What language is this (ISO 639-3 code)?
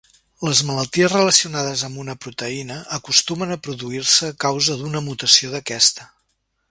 cat